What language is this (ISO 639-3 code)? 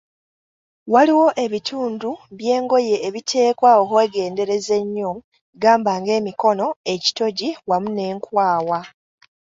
lug